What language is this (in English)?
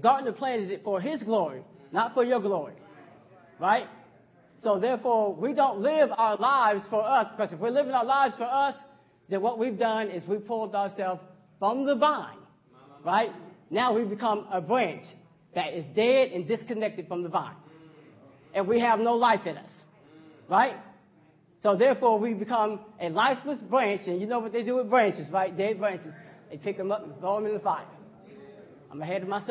English